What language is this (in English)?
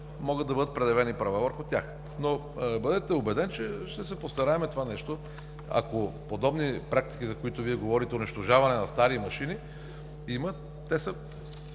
Bulgarian